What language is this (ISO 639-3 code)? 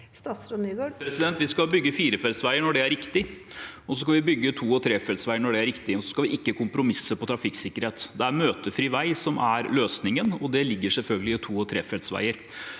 nor